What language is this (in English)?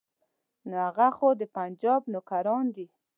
Pashto